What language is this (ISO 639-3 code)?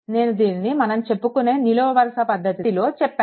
tel